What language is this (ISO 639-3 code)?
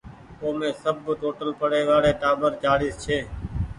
gig